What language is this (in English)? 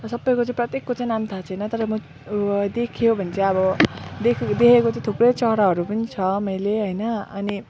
Nepali